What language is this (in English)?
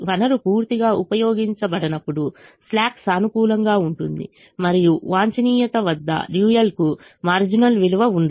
Telugu